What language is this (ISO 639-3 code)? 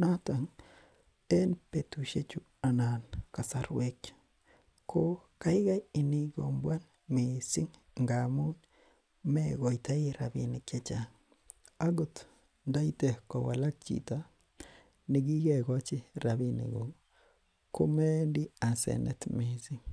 kln